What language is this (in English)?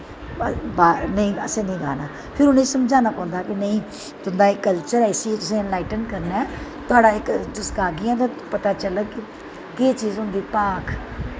Dogri